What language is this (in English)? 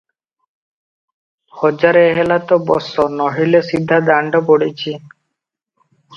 Odia